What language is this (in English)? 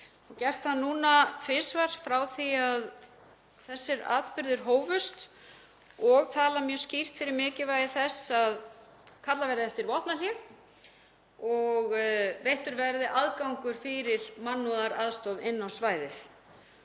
Icelandic